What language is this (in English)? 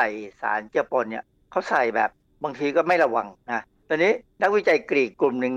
Thai